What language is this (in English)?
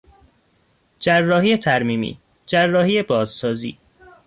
Persian